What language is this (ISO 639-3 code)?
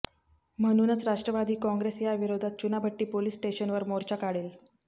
mar